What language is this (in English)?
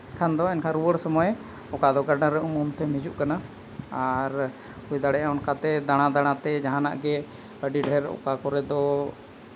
Santali